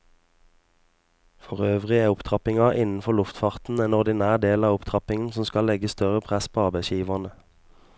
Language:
Norwegian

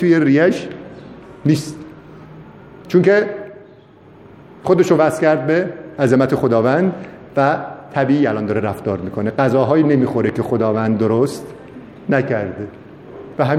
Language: Persian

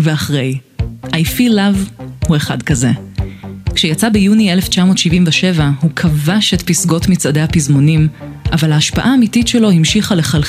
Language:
Hebrew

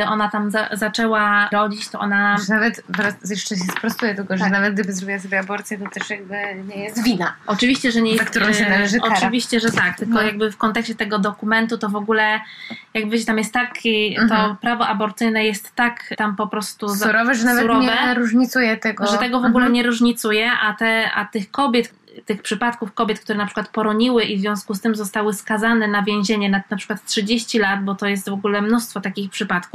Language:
Polish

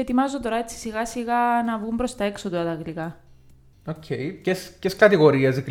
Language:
Greek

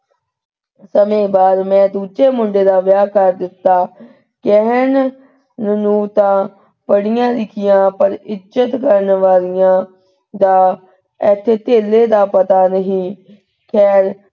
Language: Punjabi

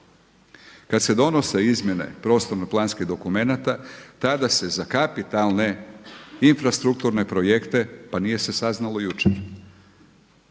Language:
Croatian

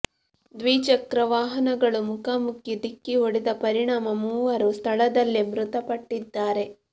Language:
Kannada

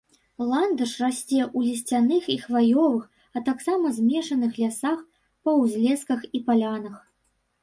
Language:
Belarusian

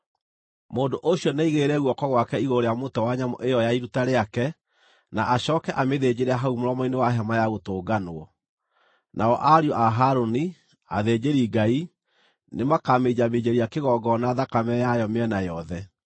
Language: Kikuyu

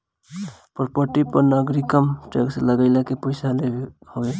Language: Bhojpuri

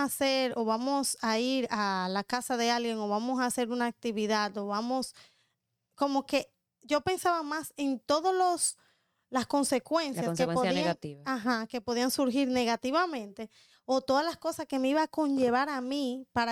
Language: Spanish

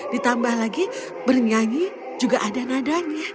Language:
Indonesian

